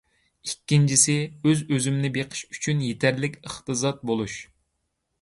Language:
Uyghur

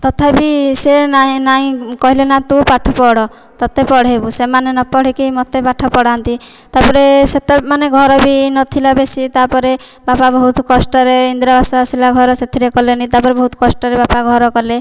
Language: Odia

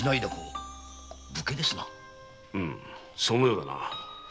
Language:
Japanese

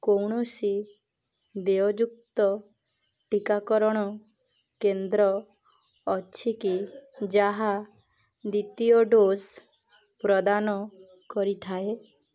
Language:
Odia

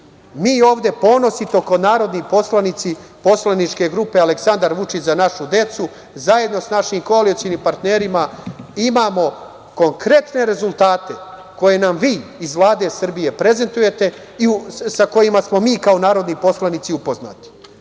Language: Serbian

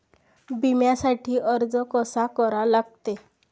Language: Marathi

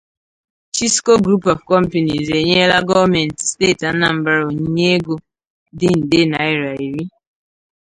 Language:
Igbo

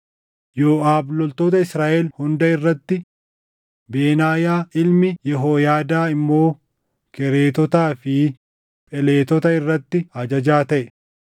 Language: Oromo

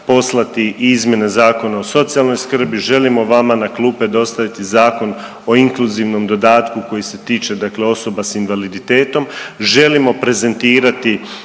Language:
Croatian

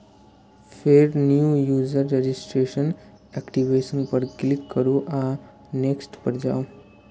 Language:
Maithili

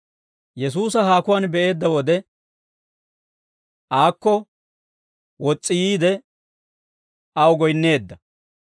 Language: Dawro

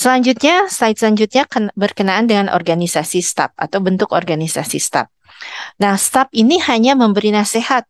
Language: Indonesian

